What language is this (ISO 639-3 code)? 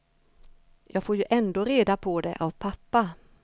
swe